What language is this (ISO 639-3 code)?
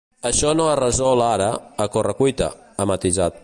cat